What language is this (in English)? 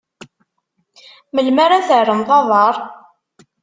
Kabyle